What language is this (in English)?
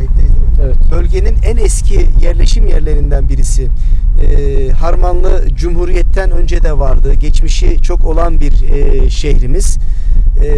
Turkish